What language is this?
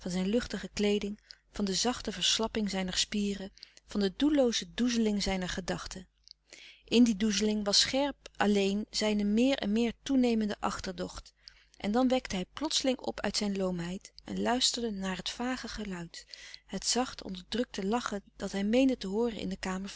Dutch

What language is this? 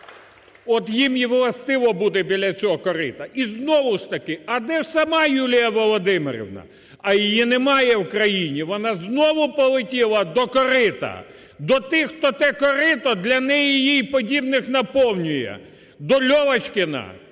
Ukrainian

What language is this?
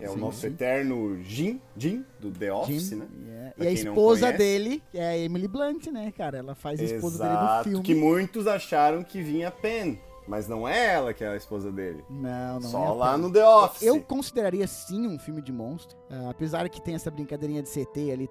Portuguese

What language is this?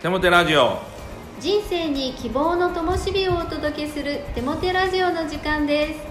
Japanese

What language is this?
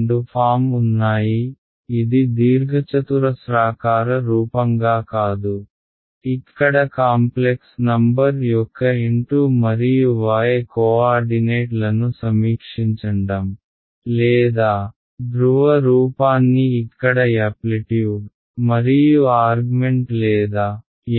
Telugu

